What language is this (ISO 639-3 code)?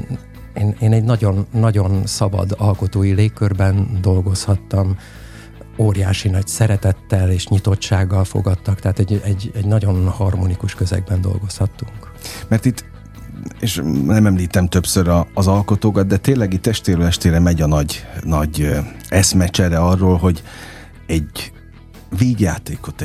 hun